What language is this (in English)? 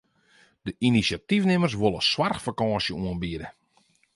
Western Frisian